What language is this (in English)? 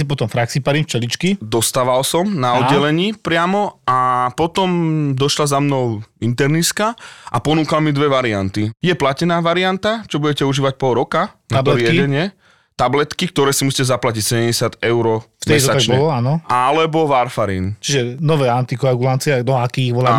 Slovak